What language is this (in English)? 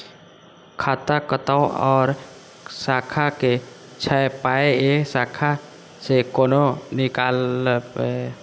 Maithili